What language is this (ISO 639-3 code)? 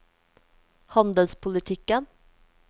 nor